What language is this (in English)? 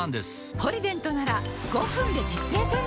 Japanese